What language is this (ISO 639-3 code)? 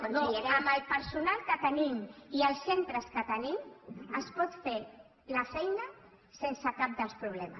cat